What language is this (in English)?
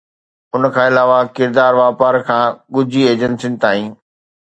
Sindhi